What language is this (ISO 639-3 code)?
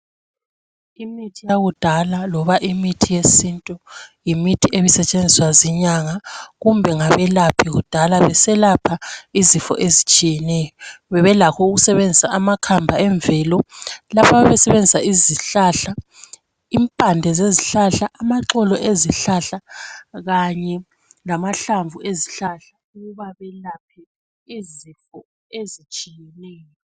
nde